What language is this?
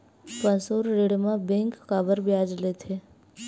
Chhattisgarhi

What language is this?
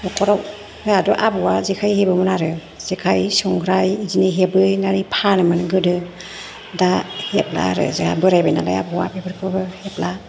Bodo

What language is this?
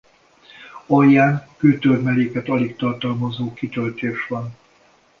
Hungarian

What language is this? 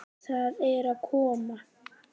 Icelandic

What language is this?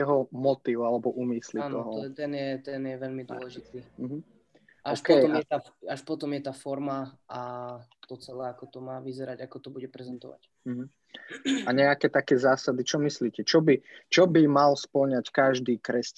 Slovak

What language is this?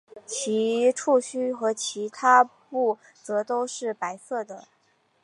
Chinese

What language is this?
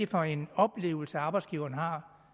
Danish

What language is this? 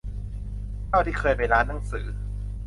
Thai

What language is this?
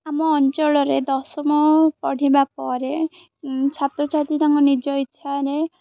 Odia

